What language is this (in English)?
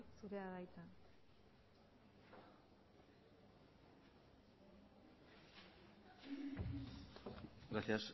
Basque